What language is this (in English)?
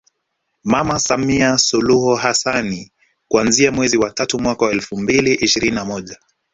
Swahili